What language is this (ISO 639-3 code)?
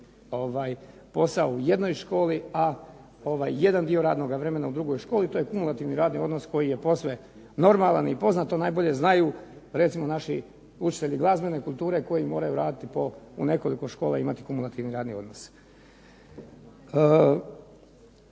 hrv